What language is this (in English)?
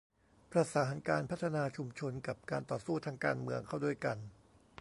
Thai